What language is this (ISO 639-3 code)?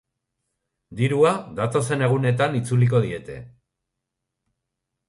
eus